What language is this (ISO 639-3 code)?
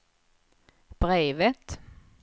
swe